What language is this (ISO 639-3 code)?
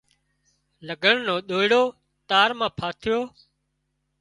kxp